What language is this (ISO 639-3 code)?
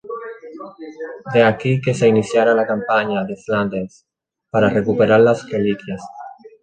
spa